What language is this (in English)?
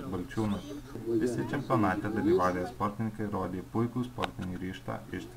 Romanian